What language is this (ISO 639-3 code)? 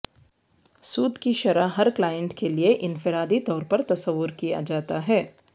urd